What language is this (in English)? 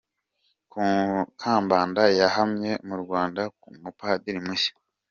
Kinyarwanda